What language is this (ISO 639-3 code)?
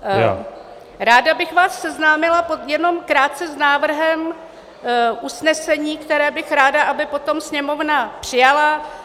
ces